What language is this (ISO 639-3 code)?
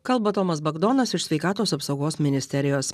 lit